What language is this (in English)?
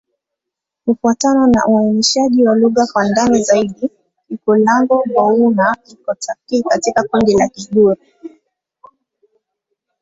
Swahili